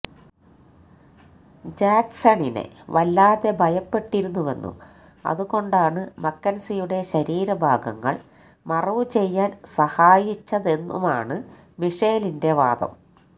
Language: Malayalam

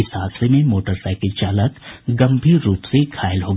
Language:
Hindi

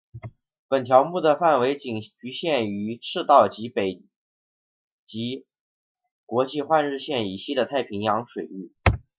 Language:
Chinese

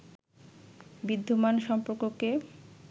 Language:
Bangla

